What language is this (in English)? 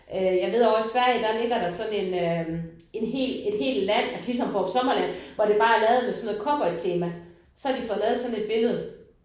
Danish